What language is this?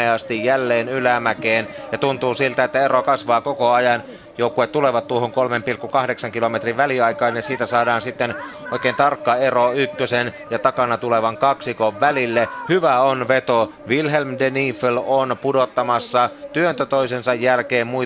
Finnish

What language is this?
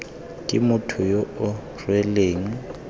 Tswana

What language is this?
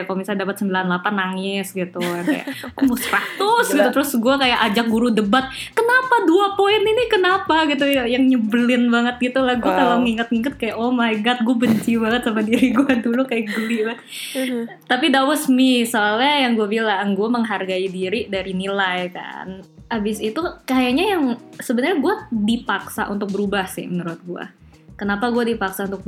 Indonesian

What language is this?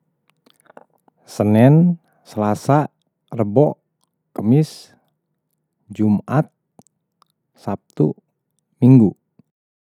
Betawi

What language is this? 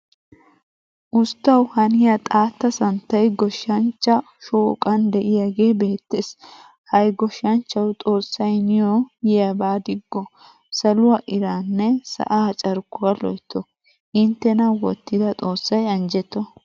Wolaytta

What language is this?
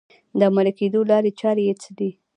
Pashto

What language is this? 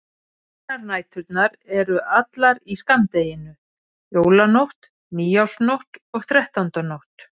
Icelandic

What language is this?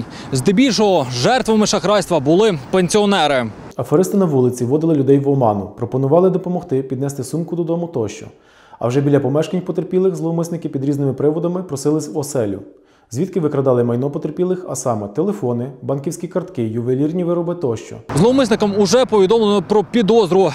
Ukrainian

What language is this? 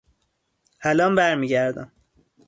Persian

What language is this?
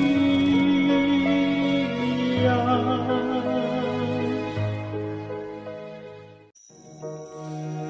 Indonesian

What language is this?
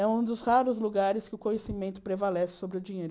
Portuguese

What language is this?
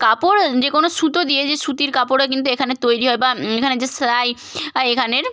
Bangla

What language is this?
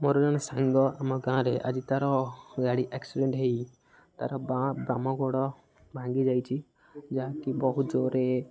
Odia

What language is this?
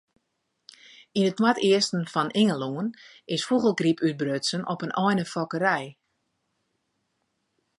Western Frisian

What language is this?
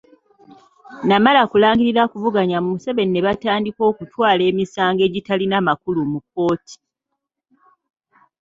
Ganda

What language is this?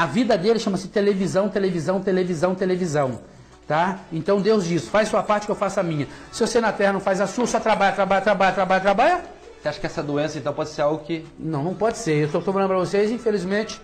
Portuguese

